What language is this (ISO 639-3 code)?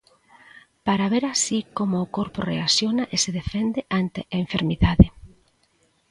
glg